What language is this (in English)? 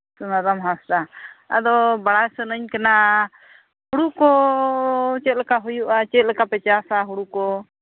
Santali